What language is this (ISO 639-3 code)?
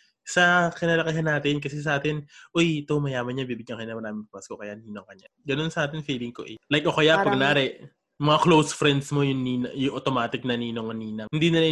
fil